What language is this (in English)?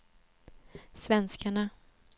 Swedish